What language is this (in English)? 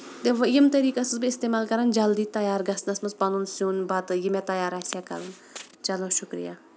Kashmiri